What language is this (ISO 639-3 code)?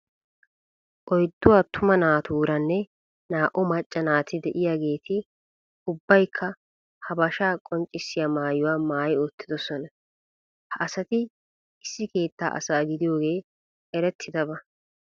wal